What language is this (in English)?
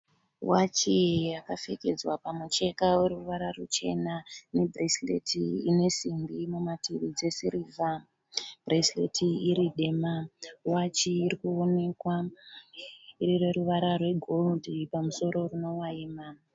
Shona